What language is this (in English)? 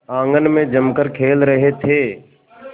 Hindi